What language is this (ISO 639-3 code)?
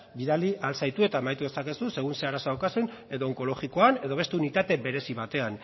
eus